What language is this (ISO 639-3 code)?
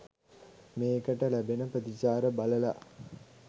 sin